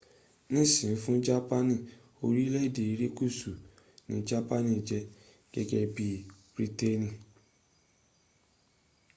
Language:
Yoruba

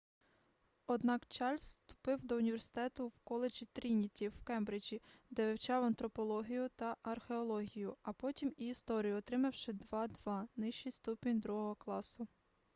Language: Ukrainian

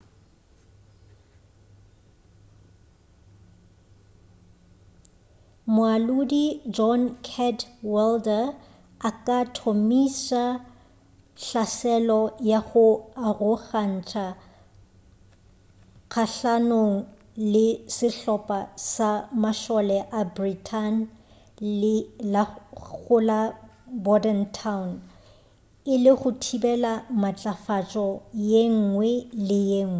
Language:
Northern Sotho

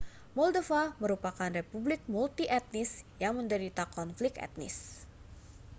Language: Indonesian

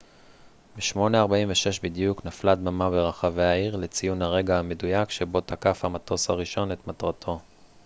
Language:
Hebrew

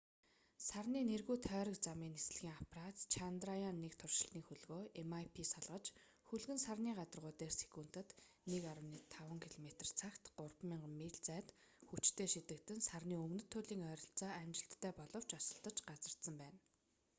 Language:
Mongolian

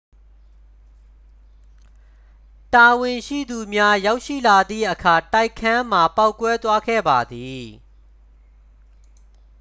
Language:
Burmese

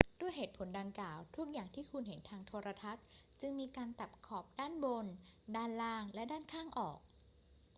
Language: Thai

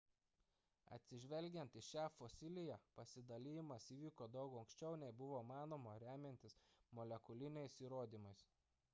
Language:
Lithuanian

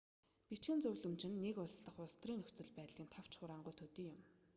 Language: Mongolian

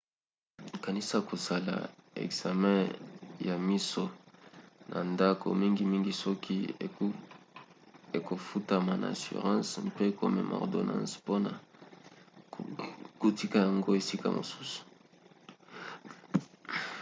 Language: Lingala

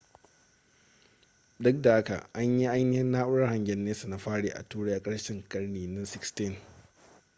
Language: Hausa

